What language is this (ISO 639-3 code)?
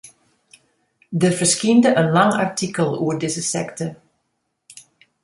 fry